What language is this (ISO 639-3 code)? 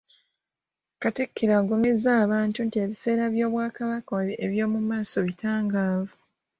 lug